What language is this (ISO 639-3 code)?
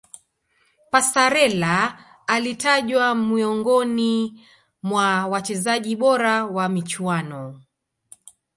swa